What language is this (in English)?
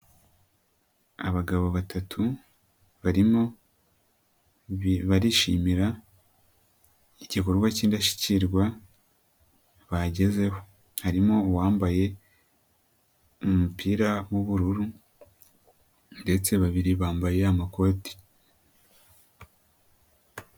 Kinyarwanda